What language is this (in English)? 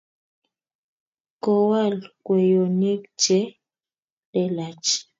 Kalenjin